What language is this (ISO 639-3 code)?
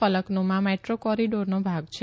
guj